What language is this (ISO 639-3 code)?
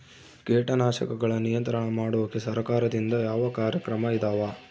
kan